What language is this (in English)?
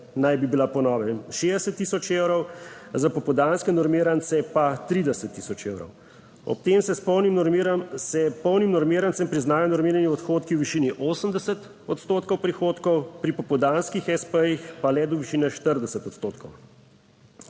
Slovenian